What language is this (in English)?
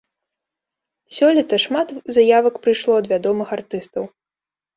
Belarusian